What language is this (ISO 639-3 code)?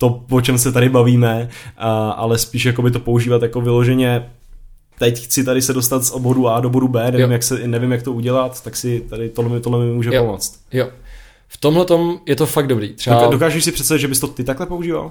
ces